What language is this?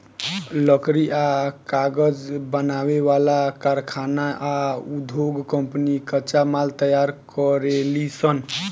Bhojpuri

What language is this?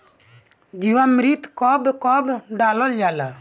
Bhojpuri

